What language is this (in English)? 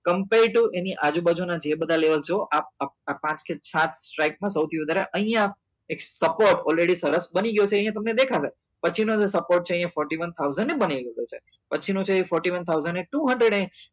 Gujarati